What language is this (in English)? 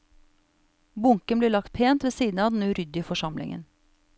Norwegian